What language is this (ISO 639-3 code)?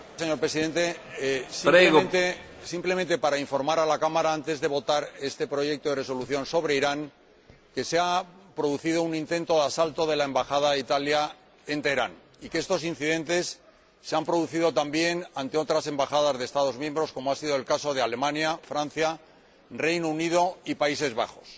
spa